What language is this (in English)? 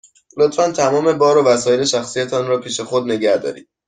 Persian